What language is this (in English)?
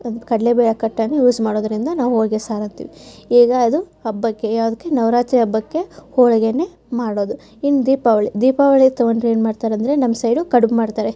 Kannada